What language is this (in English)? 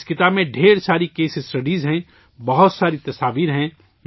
Urdu